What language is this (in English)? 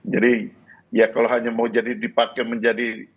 Indonesian